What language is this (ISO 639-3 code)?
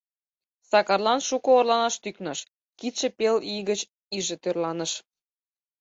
chm